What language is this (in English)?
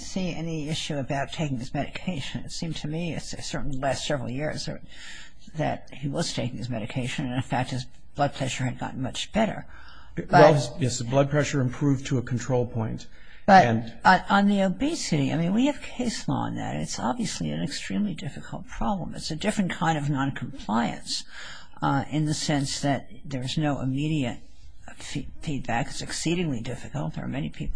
English